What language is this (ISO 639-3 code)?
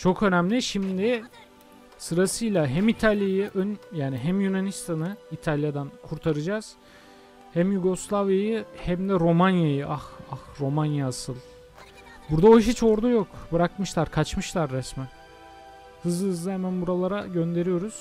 tur